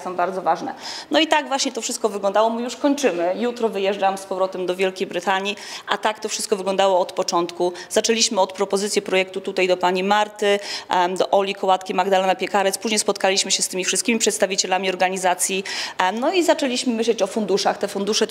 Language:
Polish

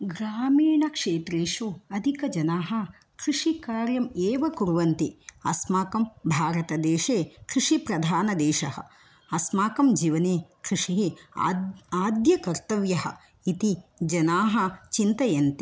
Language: Sanskrit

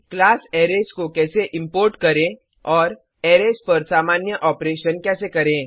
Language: Hindi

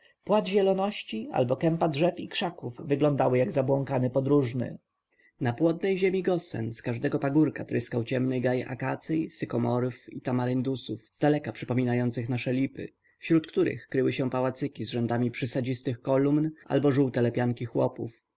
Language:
Polish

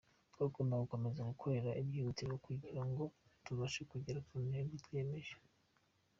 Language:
Kinyarwanda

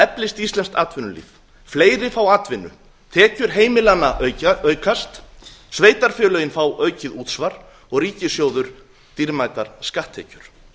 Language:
Icelandic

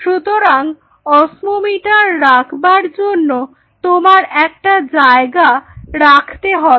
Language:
Bangla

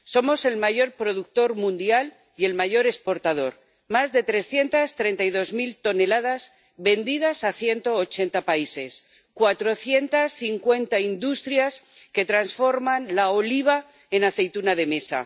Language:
Spanish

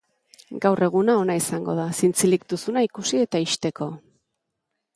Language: Basque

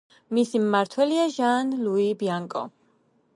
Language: Georgian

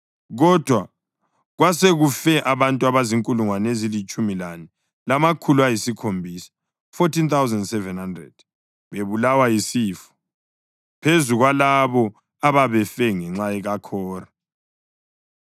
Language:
North Ndebele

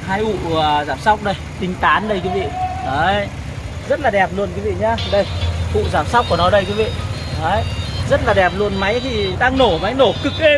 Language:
Vietnamese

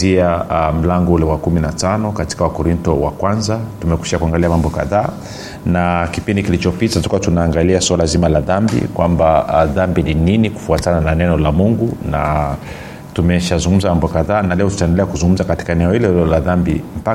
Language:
Swahili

